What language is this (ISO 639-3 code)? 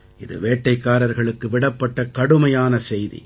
tam